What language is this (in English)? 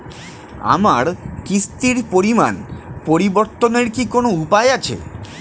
Bangla